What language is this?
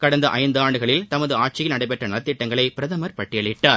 Tamil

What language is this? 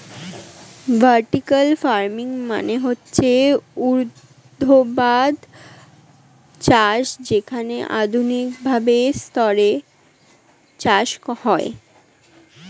Bangla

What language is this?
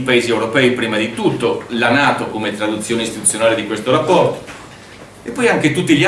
Italian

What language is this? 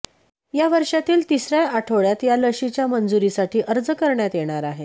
Marathi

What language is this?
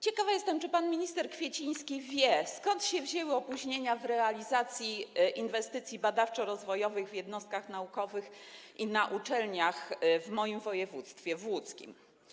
Polish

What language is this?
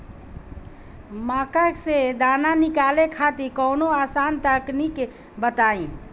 Bhojpuri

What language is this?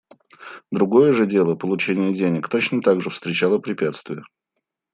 Russian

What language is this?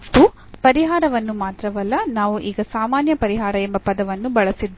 Kannada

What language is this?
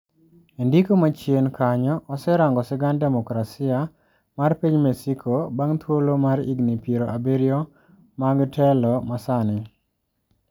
Luo (Kenya and Tanzania)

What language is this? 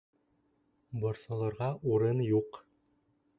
Bashkir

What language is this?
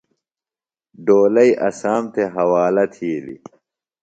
Phalura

